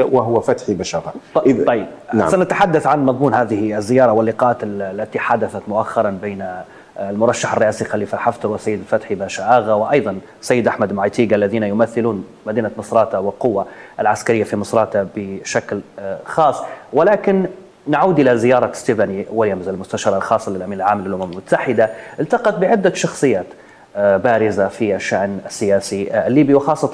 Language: Arabic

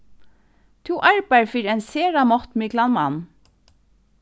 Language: Faroese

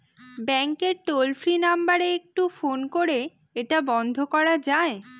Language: Bangla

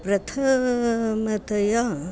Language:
Sanskrit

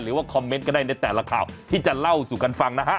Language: Thai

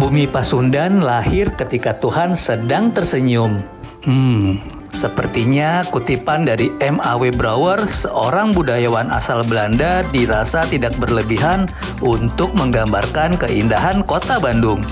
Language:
Indonesian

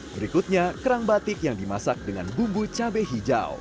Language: Indonesian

